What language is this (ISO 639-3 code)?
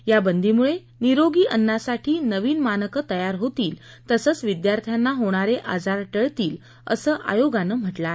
mar